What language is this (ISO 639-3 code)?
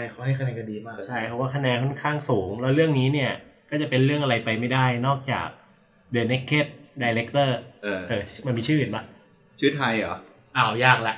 tha